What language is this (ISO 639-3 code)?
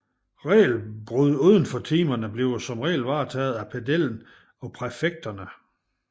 dan